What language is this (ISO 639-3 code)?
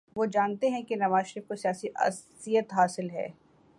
urd